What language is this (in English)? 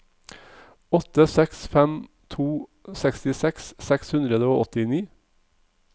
Norwegian